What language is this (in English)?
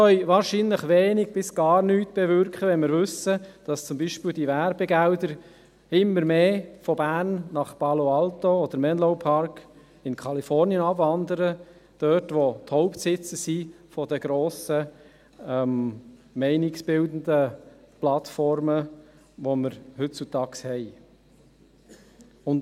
Swiss German